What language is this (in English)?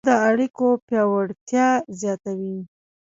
Pashto